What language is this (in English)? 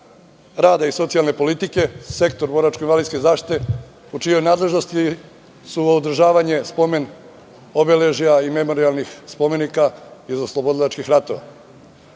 Serbian